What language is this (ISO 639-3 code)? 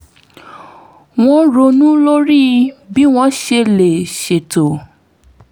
yor